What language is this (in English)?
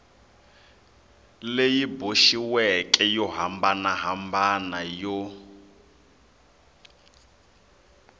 Tsonga